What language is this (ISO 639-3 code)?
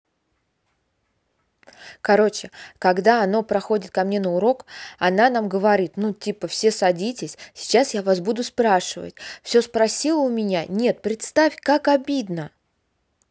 rus